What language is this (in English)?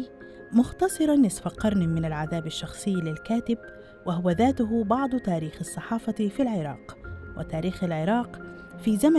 Arabic